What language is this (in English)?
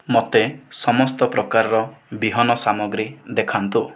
Odia